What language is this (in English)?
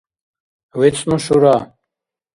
Dargwa